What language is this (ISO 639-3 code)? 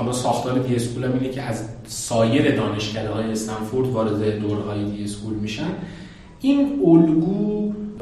fas